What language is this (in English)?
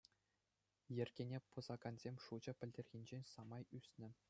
Chuvash